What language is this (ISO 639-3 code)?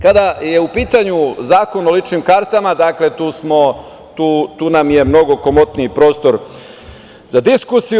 srp